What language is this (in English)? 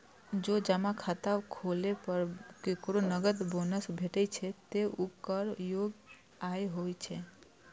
Maithili